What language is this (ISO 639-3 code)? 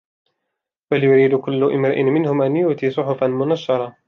ara